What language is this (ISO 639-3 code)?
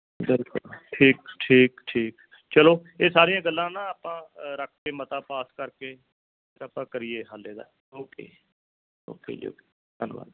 pan